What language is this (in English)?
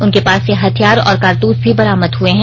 Hindi